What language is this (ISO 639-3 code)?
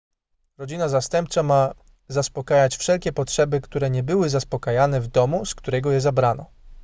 pol